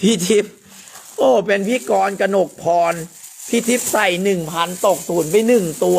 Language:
Thai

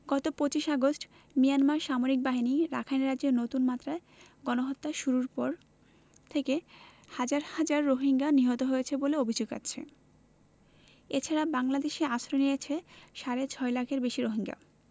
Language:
Bangla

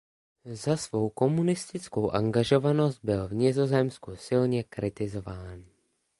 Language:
Czech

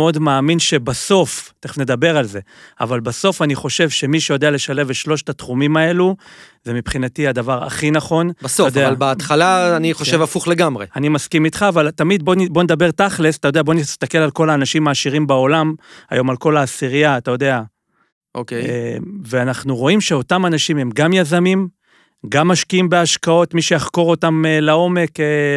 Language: Hebrew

